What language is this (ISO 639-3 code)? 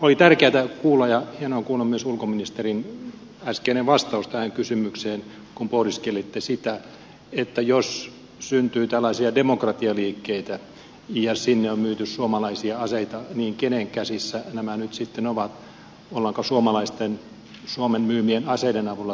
fin